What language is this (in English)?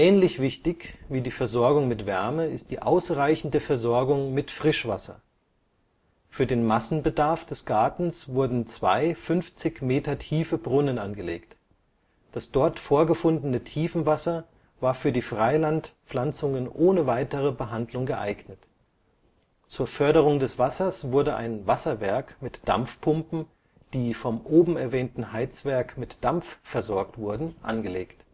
German